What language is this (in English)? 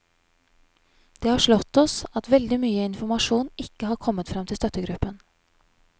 Norwegian